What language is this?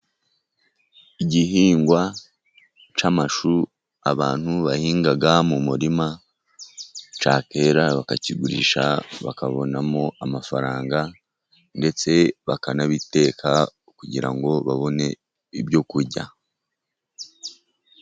Kinyarwanda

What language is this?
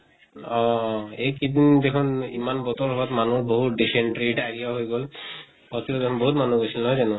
Assamese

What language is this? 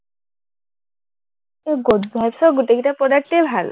Assamese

